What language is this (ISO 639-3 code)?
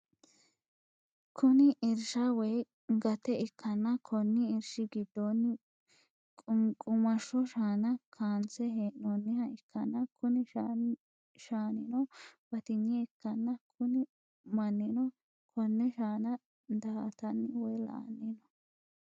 sid